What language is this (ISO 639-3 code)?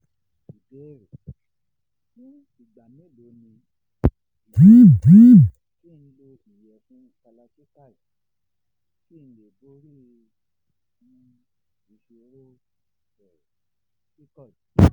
yor